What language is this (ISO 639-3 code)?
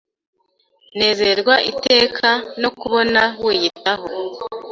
kin